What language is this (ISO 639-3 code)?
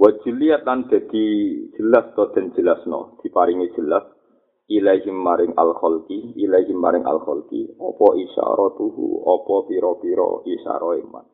ind